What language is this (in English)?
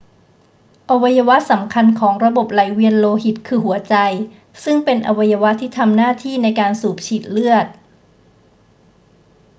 Thai